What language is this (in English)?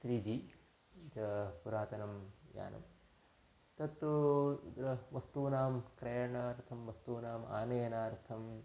Sanskrit